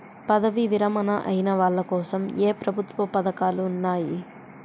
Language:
Telugu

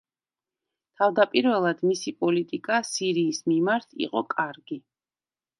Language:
Georgian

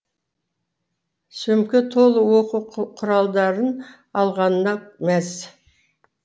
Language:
Kazakh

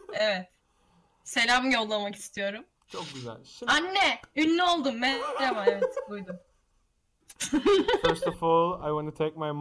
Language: Turkish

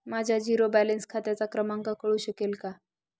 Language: Marathi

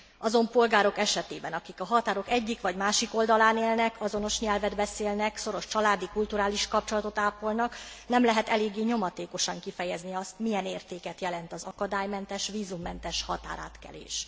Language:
Hungarian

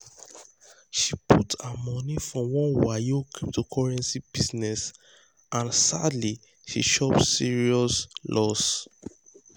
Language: Nigerian Pidgin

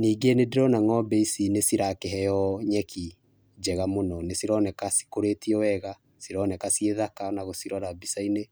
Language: Kikuyu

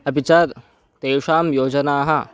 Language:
Sanskrit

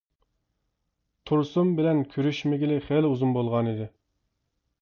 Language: Uyghur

